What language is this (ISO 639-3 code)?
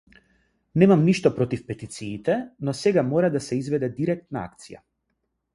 mkd